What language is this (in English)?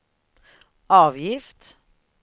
Swedish